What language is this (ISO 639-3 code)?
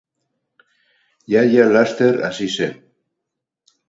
eus